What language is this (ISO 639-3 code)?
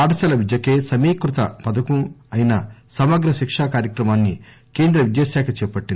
tel